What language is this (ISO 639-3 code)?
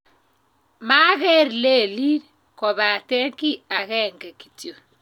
kln